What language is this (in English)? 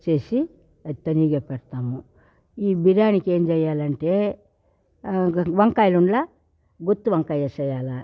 Telugu